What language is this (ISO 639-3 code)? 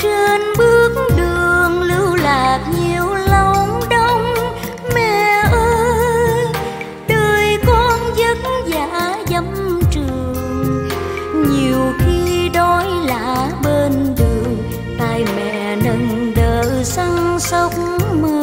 vie